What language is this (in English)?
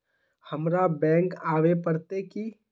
Magahi